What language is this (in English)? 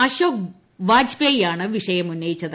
Malayalam